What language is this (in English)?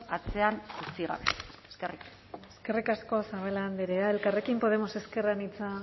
Basque